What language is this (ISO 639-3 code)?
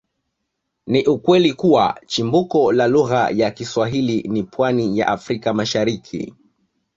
swa